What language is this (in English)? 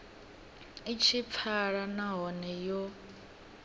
Venda